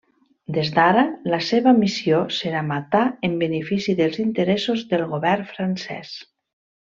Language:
Catalan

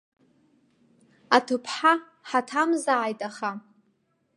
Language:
Abkhazian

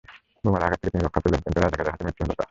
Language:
Bangla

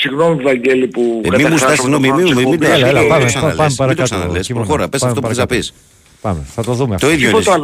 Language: Greek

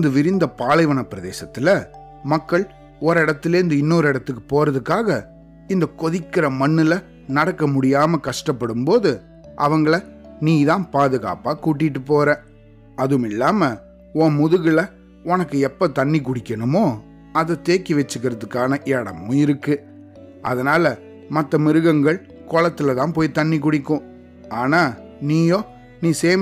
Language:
Tamil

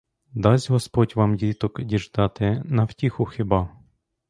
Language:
Ukrainian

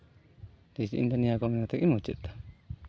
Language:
Santali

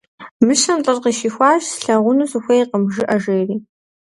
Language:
Kabardian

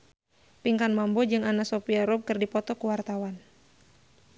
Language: Sundanese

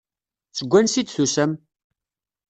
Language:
Kabyle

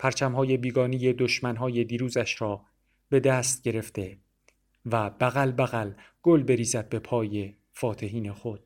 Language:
Persian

